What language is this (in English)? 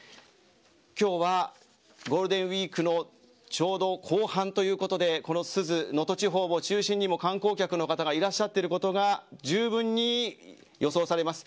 Japanese